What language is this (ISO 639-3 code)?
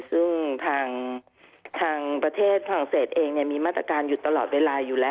tha